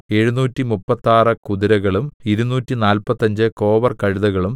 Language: Malayalam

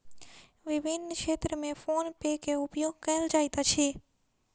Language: Maithili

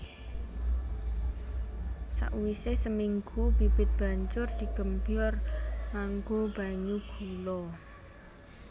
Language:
Javanese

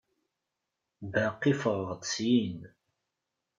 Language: Kabyle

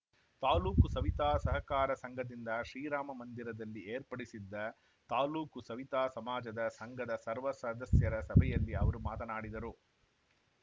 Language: Kannada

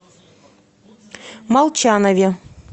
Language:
Russian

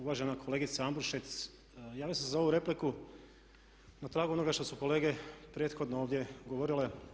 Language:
Croatian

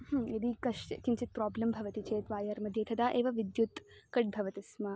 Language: Sanskrit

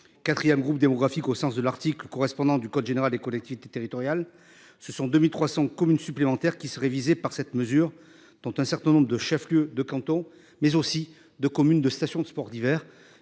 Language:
French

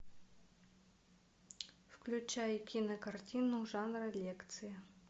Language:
Russian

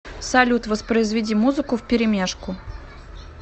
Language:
Russian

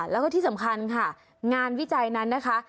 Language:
Thai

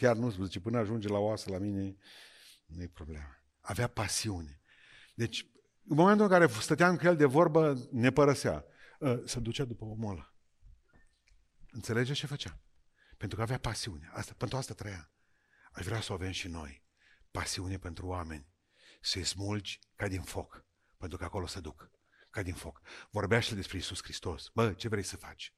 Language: Romanian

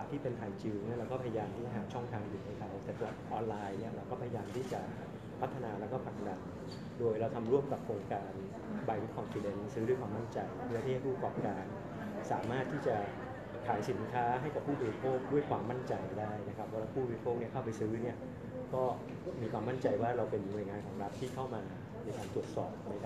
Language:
Thai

